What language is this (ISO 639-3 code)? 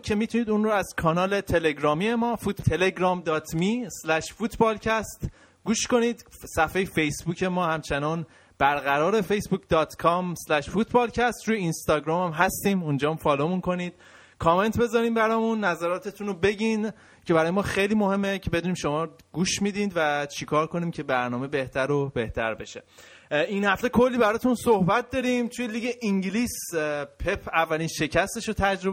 fas